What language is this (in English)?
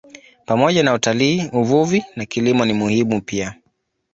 Swahili